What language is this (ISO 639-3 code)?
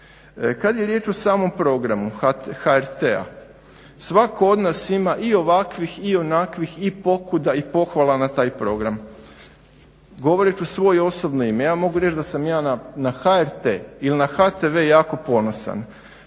hrv